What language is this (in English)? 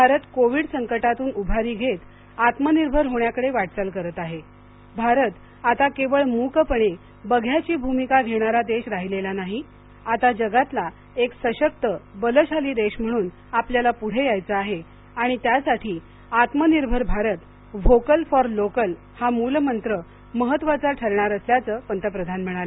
Marathi